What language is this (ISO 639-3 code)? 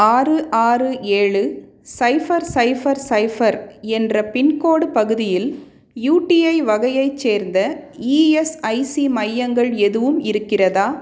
tam